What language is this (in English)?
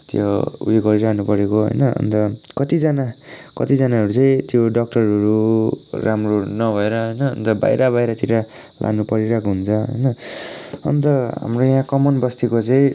Nepali